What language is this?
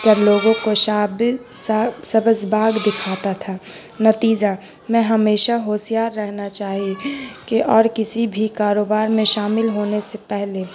Urdu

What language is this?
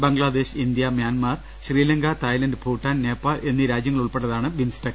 Malayalam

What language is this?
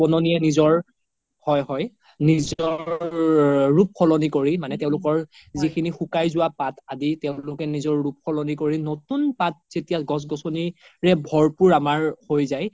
Assamese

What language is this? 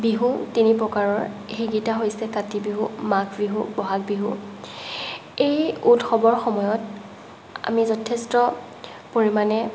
Assamese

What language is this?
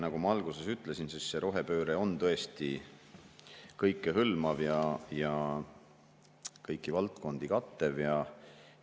Estonian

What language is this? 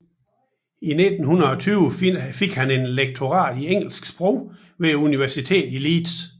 Danish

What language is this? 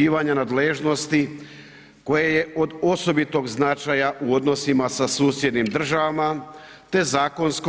Croatian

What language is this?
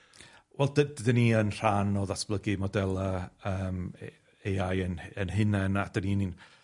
Welsh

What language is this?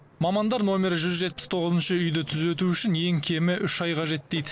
Kazakh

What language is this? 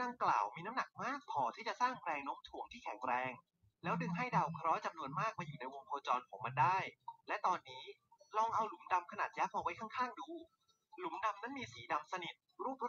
Thai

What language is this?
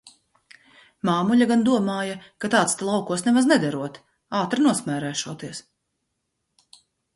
Latvian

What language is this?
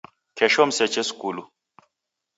Taita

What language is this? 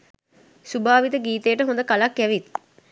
Sinhala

